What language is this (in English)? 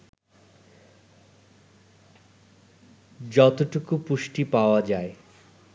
Bangla